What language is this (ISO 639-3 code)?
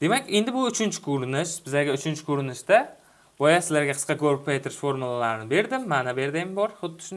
tur